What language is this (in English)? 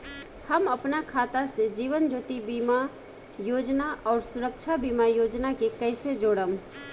Bhojpuri